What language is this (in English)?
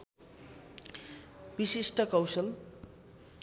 Nepali